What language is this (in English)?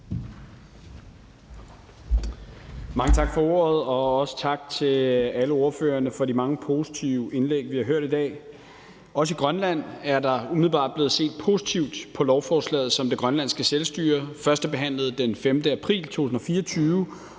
Danish